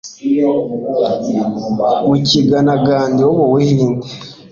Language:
Kinyarwanda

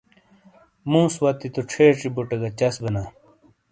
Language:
Shina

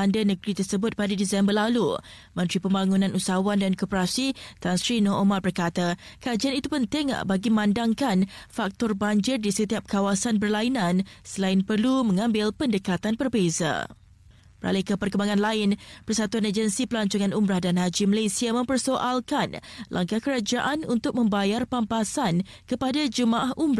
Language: Malay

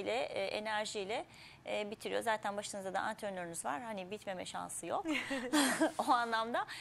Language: Turkish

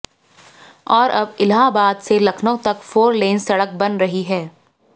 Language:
Hindi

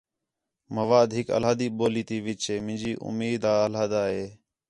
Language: Khetrani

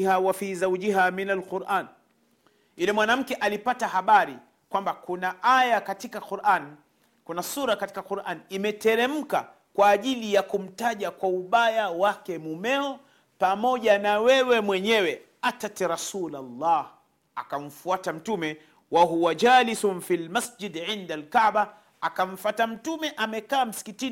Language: Swahili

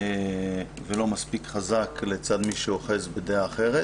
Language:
Hebrew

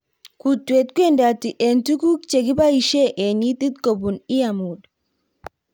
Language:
Kalenjin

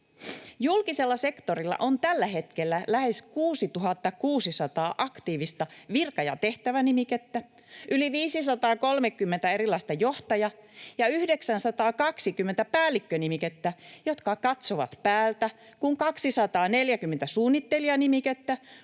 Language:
Finnish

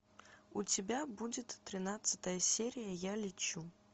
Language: Russian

